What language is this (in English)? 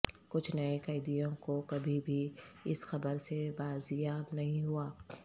Urdu